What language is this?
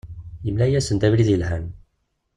Kabyle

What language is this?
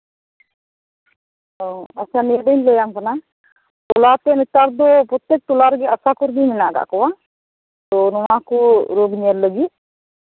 Santali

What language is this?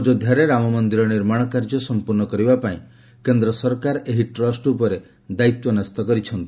Odia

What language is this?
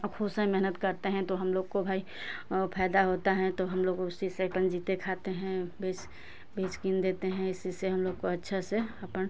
Hindi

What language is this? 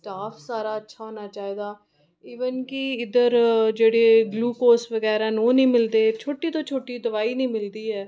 Dogri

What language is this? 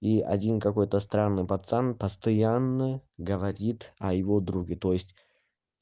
Russian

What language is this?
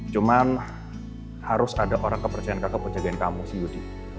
Indonesian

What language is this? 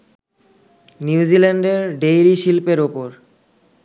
Bangla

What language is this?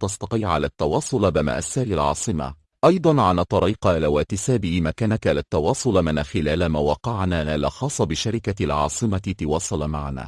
Arabic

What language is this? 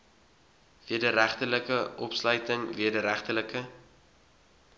Afrikaans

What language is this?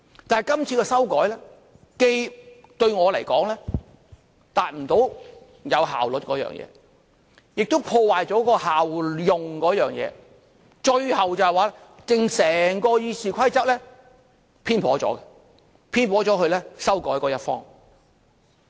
Cantonese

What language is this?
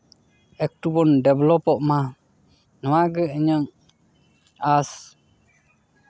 Santali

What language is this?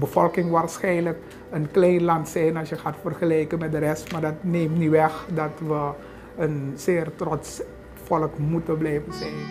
Dutch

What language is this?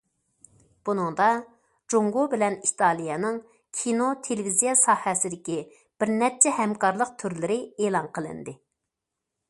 Uyghur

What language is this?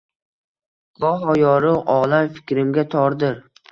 Uzbek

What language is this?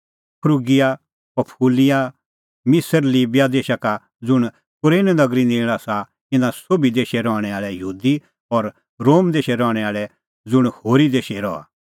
Kullu Pahari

